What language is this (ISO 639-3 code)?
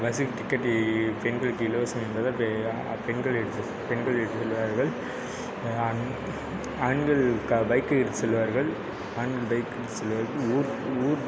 tam